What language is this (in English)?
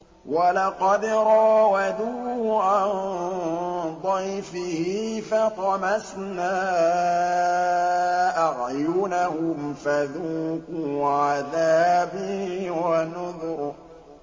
Arabic